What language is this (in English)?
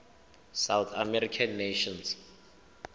Tswana